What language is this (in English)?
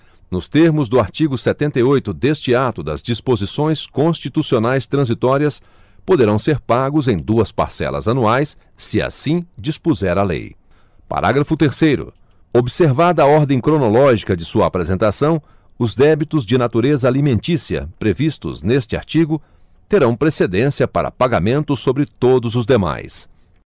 Portuguese